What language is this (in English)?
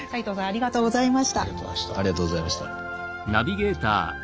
Japanese